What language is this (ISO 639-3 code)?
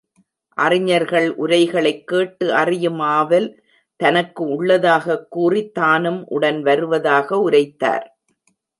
tam